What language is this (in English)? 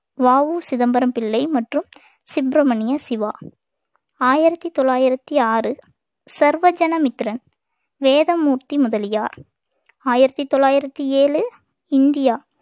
Tamil